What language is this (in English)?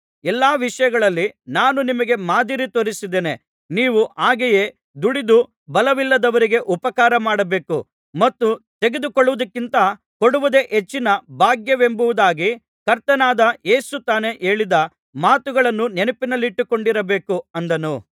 Kannada